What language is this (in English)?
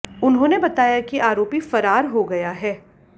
Hindi